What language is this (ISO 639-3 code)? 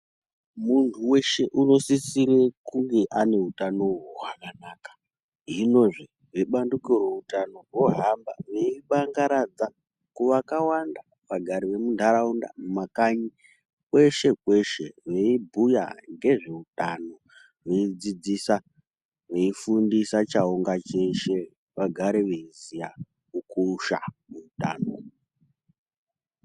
ndc